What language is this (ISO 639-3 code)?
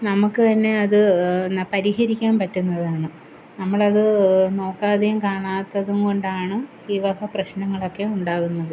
mal